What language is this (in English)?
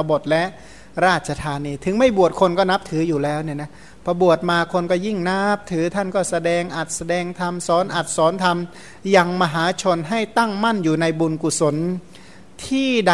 Thai